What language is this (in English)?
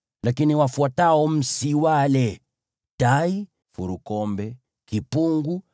Swahili